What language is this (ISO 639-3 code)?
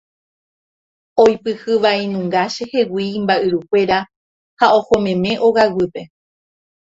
grn